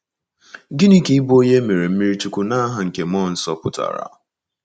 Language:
Igbo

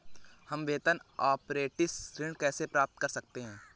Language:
Hindi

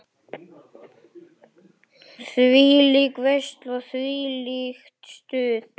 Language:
Icelandic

